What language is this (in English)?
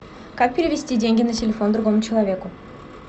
Russian